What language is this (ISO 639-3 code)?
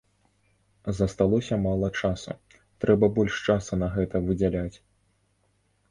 bel